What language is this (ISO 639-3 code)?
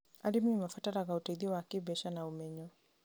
kik